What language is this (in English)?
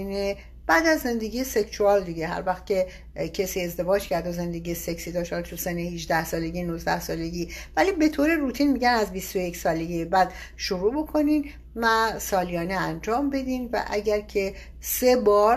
Persian